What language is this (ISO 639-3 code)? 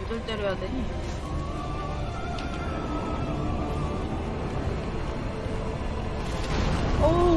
kor